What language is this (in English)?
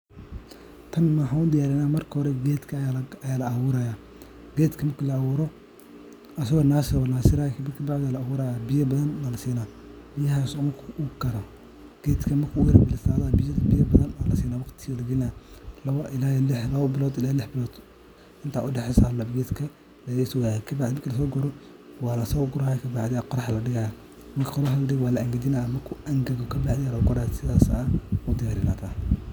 Somali